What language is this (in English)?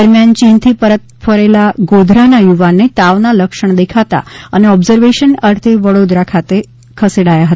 Gujarati